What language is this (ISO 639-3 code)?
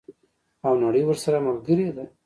pus